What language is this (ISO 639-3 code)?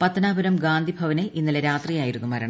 mal